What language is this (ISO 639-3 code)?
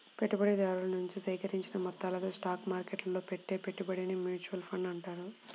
tel